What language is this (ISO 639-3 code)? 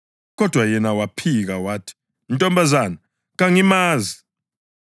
nde